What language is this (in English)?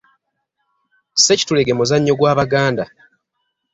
Ganda